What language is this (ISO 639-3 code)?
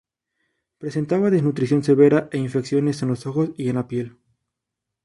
spa